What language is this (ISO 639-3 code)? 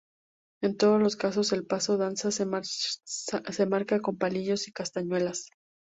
spa